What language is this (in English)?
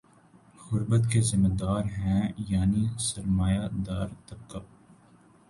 Urdu